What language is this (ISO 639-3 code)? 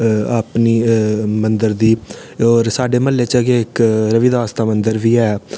doi